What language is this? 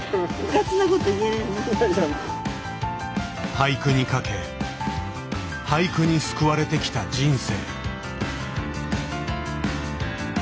Japanese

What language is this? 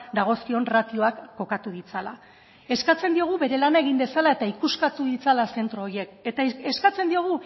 Basque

